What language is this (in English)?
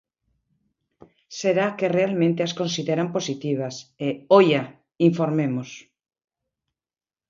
Galician